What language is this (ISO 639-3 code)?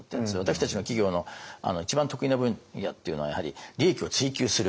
jpn